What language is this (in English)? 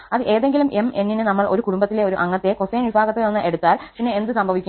Malayalam